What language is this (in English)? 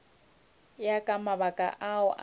Northern Sotho